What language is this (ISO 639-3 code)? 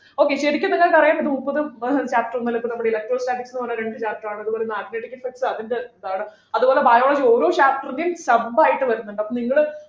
mal